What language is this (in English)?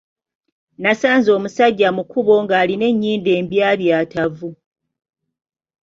Ganda